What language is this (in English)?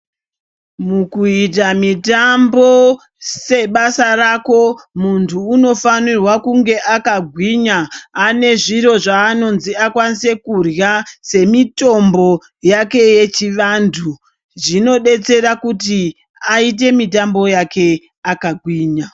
Ndau